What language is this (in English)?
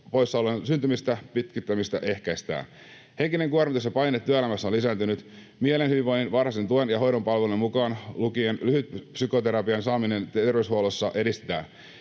Finnish